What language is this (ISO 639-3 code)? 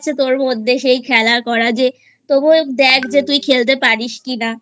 ben